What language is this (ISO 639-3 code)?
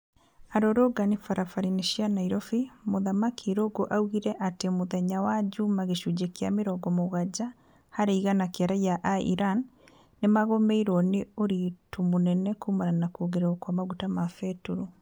kik